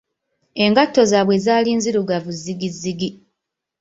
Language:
Ganda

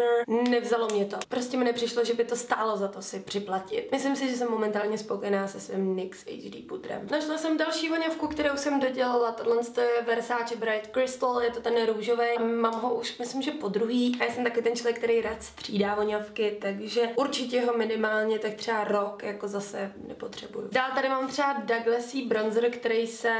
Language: Czech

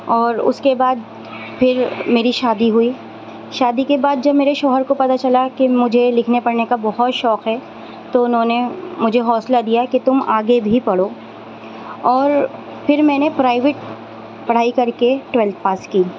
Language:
Urdu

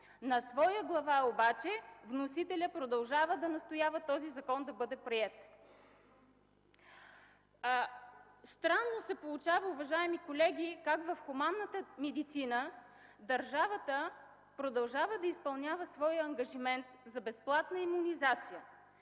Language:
Bulgarian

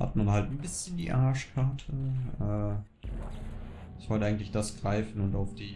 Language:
German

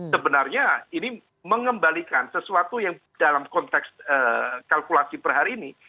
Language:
Indonesian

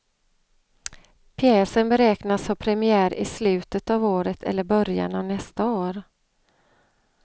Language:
Swedish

